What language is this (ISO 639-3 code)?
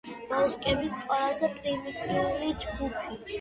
kat